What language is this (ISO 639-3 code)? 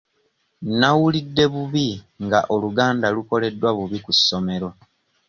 lug